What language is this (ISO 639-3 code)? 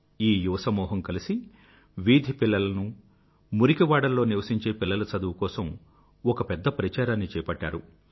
tel